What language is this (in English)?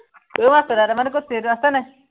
Assamese